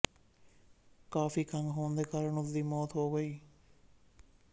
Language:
Punjabi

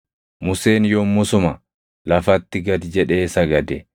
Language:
Oromo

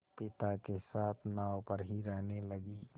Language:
Hindi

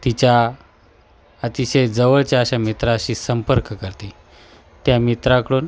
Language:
Marathi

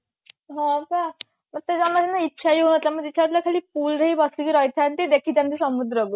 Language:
Odia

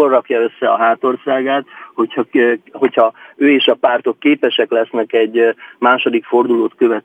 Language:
Hungarian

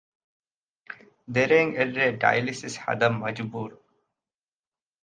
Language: Divehi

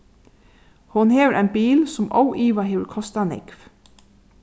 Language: Faroese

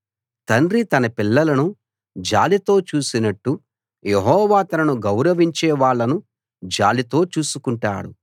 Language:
Telugu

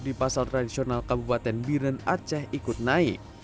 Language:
Indonesian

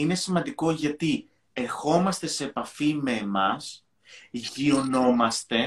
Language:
Greek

